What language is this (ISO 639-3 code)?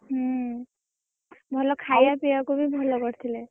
ori